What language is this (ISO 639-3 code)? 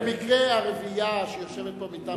heb